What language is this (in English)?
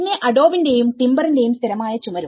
Malayalam